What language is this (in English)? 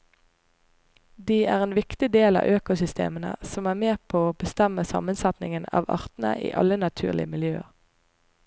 Norwegian